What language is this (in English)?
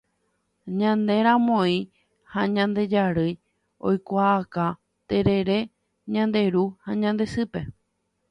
Guarani